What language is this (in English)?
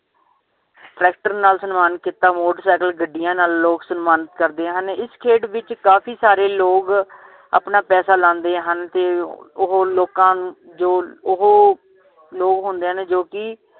Punjabi